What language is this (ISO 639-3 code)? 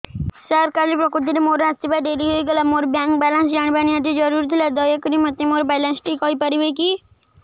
ori